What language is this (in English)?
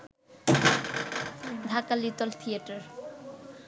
Bangla